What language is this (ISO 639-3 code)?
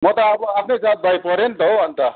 nep